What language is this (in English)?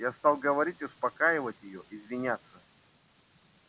Russian